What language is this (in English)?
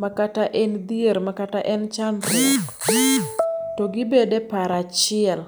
Luo (Kenya and Tanzania)